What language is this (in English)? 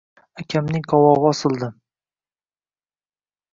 Uzbek